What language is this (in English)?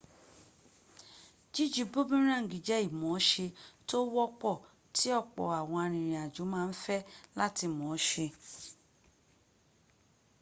Yoruba